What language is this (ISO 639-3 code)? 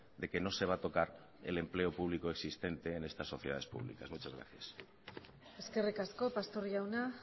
spa